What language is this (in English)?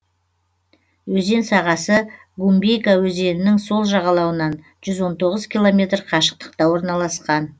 Kazakh